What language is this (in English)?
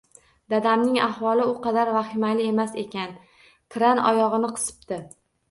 Uzbek